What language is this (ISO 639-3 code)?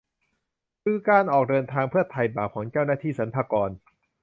tha